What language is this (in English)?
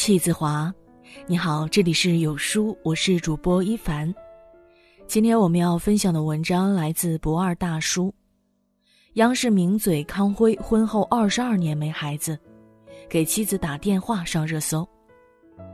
Chinese